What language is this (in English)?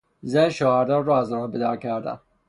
Persian